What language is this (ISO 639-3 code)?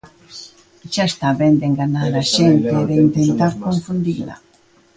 glg